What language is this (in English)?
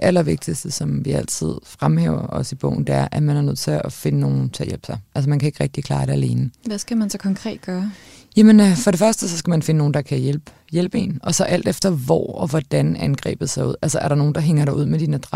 Danish